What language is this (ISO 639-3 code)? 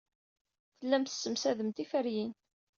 kab